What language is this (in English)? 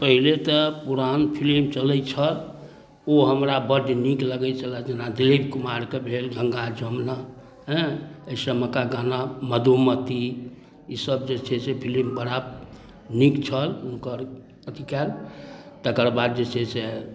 Maithili